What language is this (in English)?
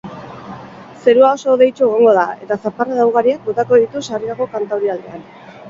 Basque